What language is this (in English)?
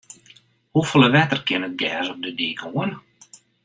Western Frisian